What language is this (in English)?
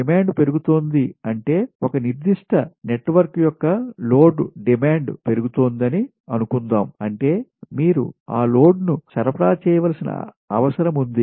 Telugu